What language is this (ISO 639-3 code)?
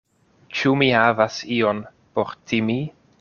epo